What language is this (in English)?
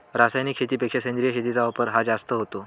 Marathi